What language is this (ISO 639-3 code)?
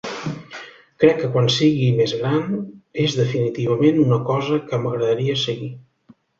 cat